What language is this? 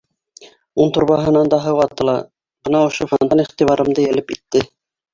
Bashkir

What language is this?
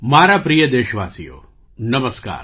Gujarati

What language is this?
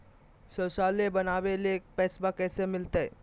Magahi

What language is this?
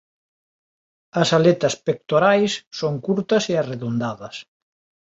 Galician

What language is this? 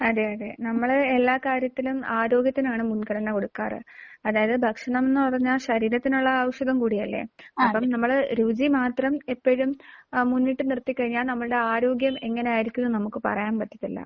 Malayalam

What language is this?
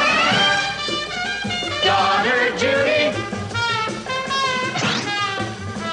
Dutch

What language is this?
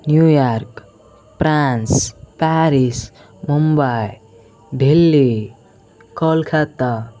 Telugu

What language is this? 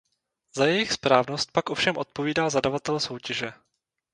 Czech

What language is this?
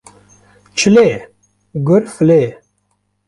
Kurdish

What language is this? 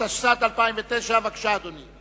Hebrew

